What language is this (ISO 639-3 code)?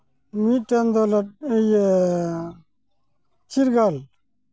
sat